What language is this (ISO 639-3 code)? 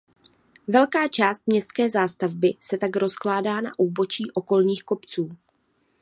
ces